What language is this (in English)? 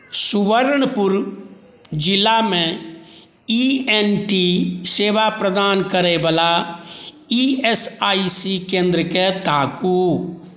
Maithili